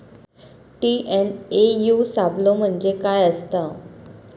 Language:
Marathi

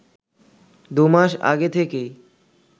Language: Bangla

